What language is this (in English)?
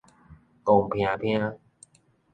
Min Nan Chinese